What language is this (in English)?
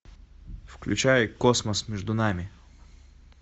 Russian